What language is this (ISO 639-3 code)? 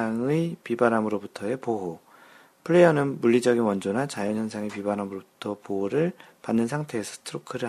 kor